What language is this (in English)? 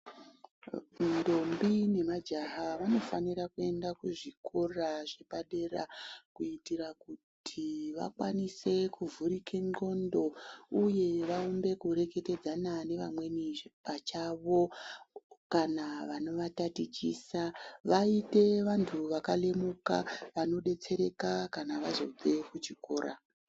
Ndau